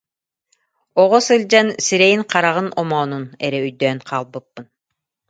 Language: Yakut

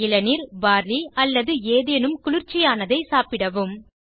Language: Tamil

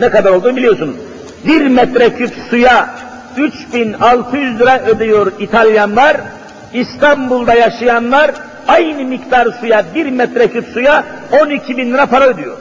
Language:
Turkish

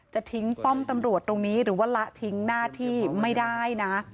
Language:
Thai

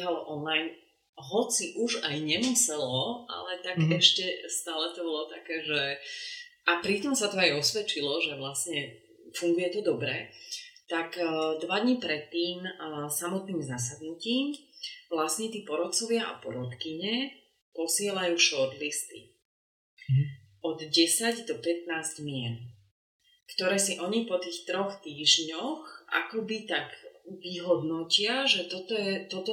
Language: Slovak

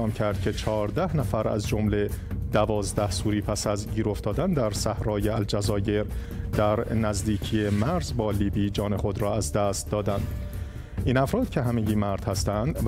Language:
Persian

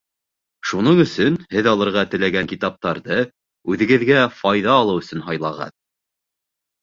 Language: Bashkir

